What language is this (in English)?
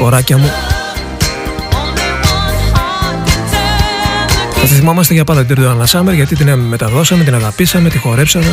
Greek